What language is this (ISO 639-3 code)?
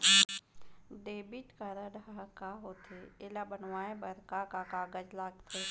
hne